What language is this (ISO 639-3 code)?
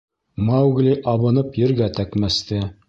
bak